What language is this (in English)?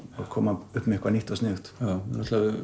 Icelandic